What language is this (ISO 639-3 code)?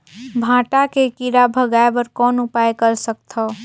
hne